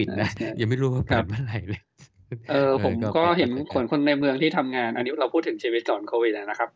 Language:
Thai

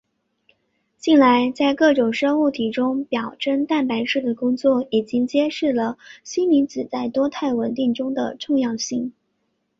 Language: Chinese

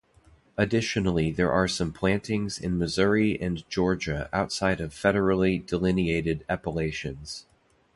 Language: English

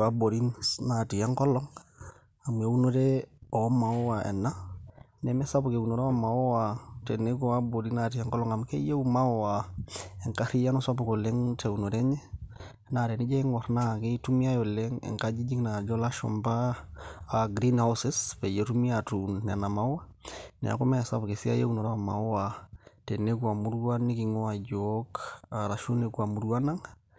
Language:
Masai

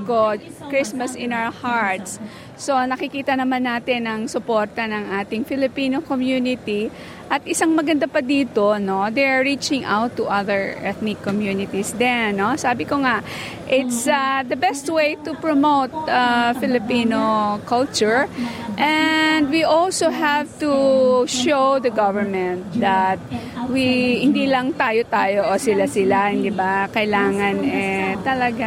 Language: Filipino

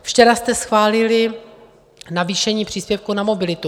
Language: Czech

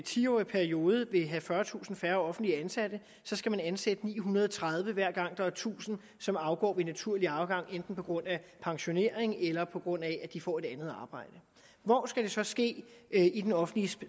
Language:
Danish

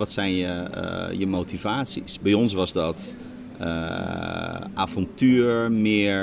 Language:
Dutch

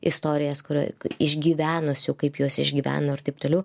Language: Lithuanian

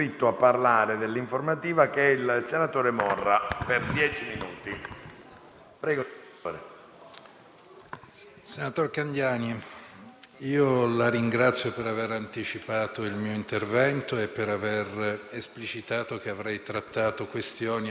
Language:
Italian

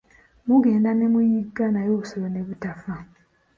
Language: Ganda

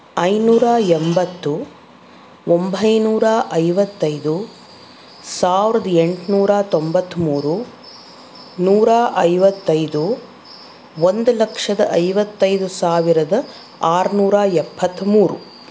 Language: Kannada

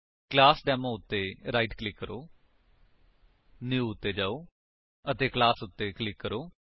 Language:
Punjabi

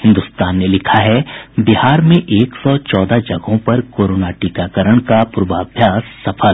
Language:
Hindi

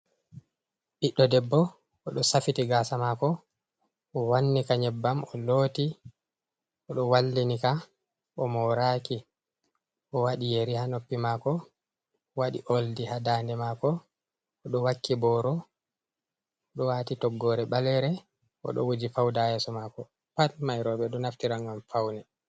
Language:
Fula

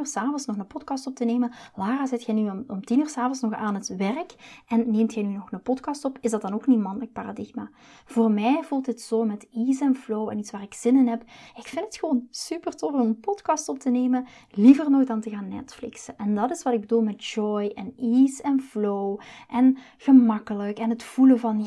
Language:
Dutch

